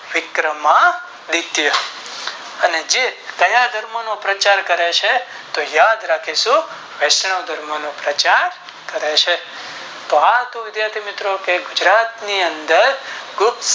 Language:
Gujarati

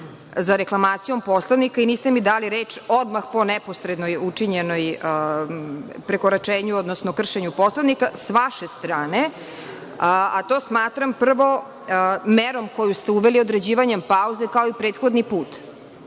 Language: Serbian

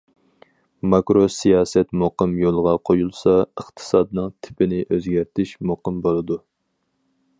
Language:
Uyghur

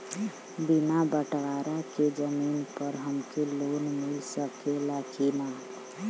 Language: Bhojpuri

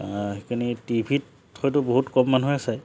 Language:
Assamese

